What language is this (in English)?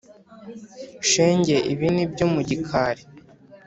Kinyarwanda